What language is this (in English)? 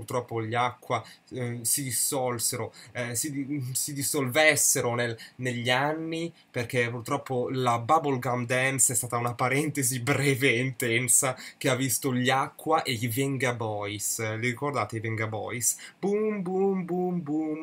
Italian